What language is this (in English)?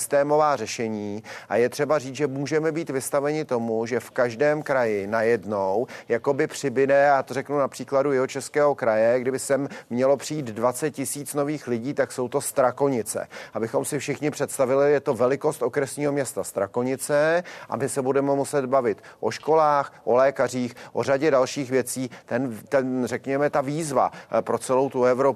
Czech